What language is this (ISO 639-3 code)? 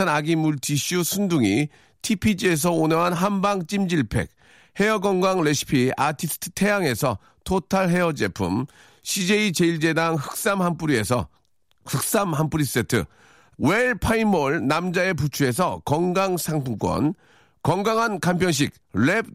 kor